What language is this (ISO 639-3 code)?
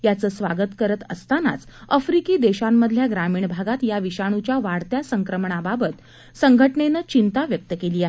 mar